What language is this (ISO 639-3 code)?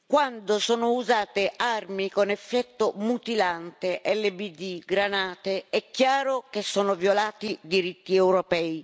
ita